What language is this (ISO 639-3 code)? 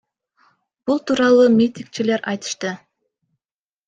kir